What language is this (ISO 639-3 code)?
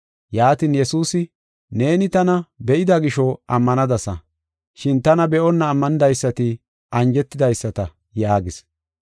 gof